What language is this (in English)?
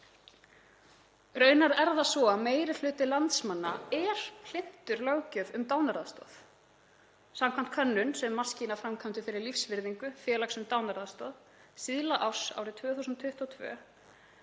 Icelandic